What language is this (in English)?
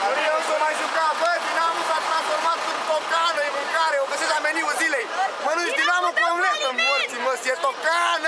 Romanian